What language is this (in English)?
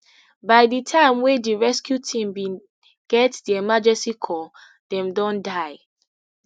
Nigerian Pidgin